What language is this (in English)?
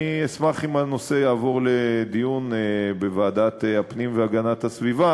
Hebrew